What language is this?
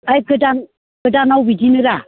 Bodo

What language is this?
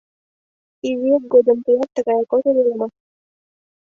Mari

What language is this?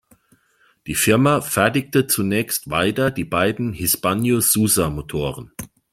German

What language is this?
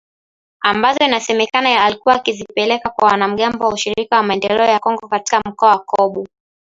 Swahili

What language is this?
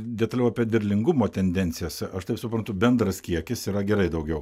Lithuanian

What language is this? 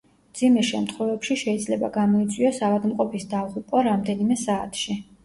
Georgian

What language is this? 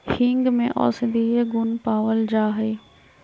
Magahi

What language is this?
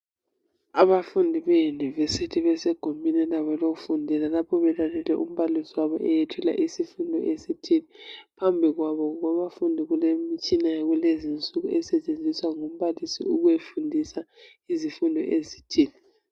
North Ndebele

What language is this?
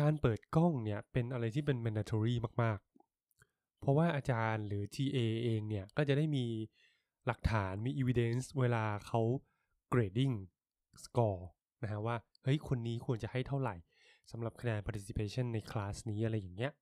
Thai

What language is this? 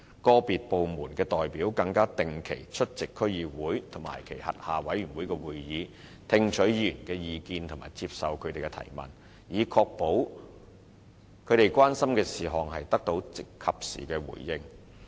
Cantonese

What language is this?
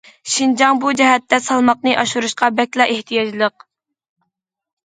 Uyghur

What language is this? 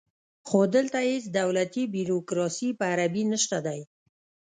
Pashto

